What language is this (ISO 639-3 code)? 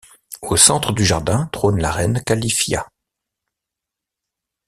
fra